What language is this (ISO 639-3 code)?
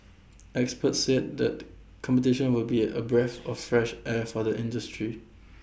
eng